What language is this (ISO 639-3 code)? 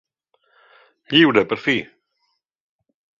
cat